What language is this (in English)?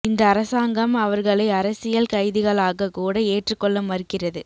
Tamil